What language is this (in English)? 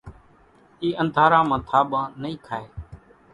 Kachi Koli